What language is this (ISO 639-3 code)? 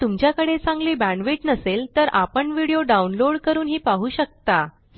mar